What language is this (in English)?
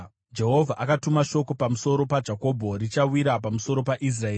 Shona